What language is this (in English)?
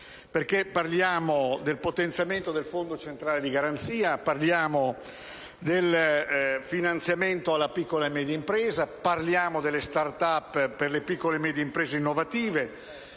Italian